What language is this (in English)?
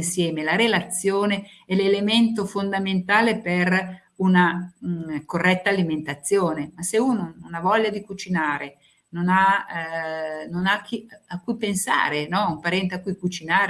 Italian